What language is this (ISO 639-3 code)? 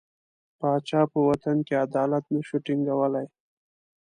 pus